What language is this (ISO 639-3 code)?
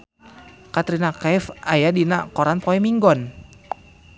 sun